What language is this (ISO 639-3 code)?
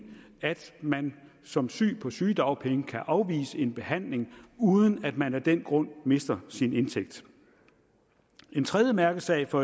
dan